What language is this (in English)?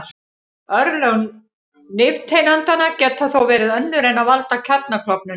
Icelandic